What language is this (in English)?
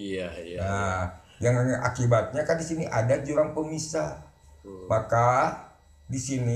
Indonesian